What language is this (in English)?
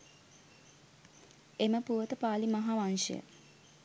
Sinhala